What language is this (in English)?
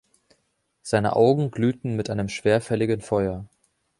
German